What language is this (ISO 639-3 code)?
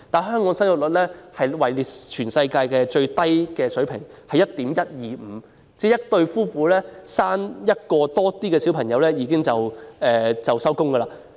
yue